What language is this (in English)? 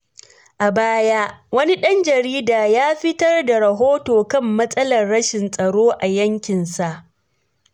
Hausa